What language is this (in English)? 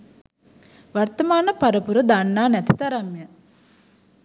Sinhala